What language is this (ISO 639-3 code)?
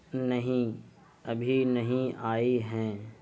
urd